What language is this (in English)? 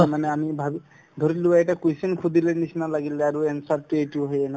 Assamese